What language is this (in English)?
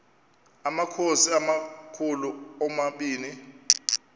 Xhosa